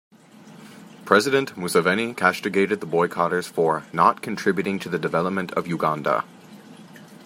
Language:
English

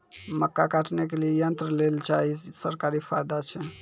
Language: Maithili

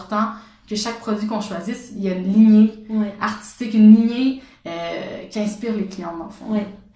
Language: French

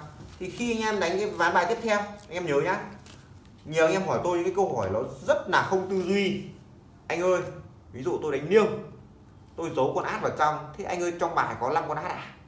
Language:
Vietnamese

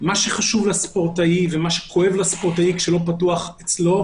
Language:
Hebrew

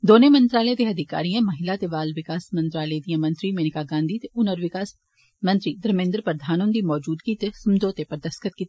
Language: Dogri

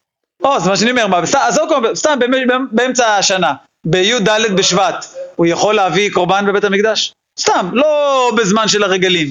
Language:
Hebrew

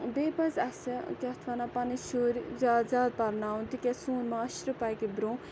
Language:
Kashmiri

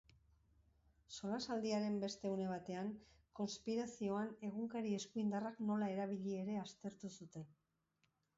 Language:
Basque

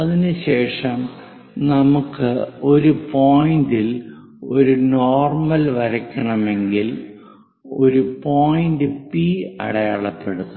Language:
Malayalam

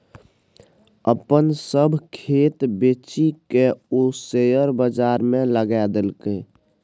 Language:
Maithili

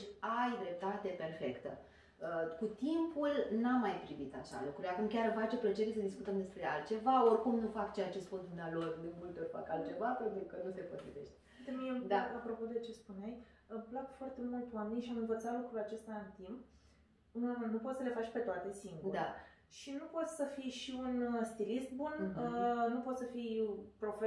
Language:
Romanian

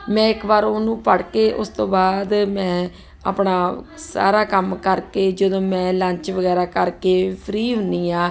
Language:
Punjabi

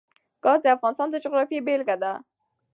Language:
Pashto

